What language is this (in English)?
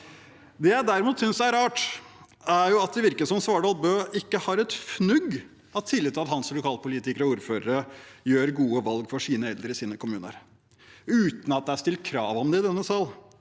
Norwegian